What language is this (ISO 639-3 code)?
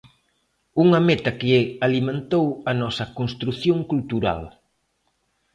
glg